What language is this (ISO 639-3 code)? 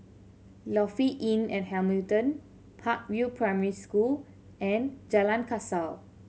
eng